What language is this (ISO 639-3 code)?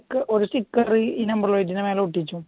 mal